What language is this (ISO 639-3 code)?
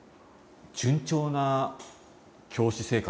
jpn